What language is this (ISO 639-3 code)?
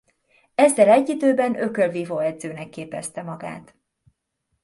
hun